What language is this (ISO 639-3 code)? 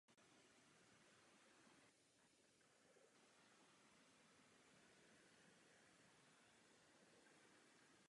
ces